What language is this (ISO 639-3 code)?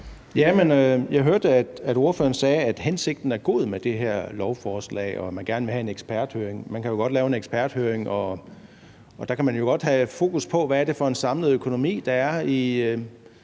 dan